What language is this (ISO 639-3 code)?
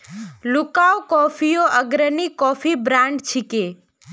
mag